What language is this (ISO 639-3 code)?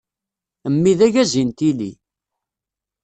kab